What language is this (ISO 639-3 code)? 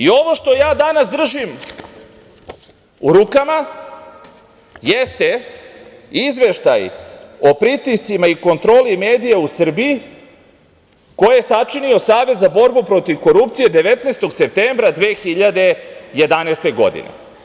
srp